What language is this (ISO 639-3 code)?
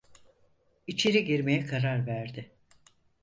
tur